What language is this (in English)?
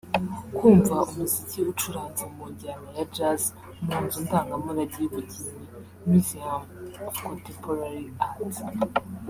Kinyarwanda